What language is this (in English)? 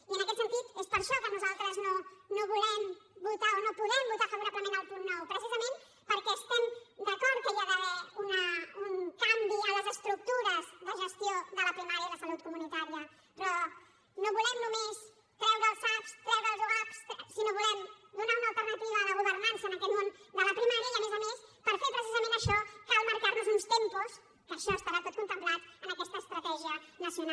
Catalan